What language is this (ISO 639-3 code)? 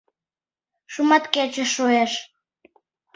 chm